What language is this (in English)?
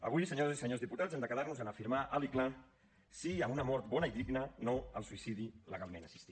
Catalan